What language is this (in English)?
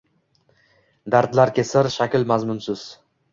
Uzbek